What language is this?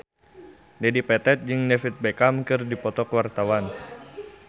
Sundanese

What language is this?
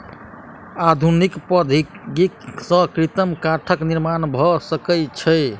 Maithili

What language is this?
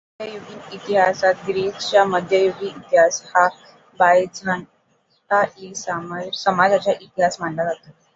Marathi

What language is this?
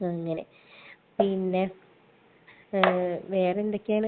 Malayalam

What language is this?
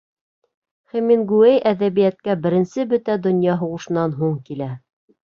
Bashkir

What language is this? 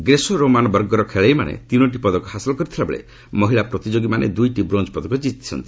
Odia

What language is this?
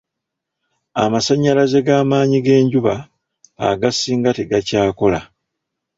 Ganda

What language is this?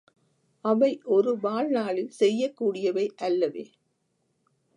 Tamil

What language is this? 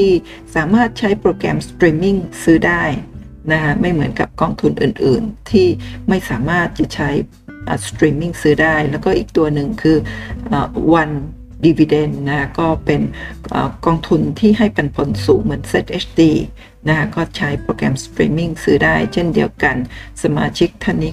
Thai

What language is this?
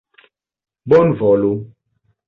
Esperanto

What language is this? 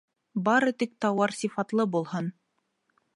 Bashkir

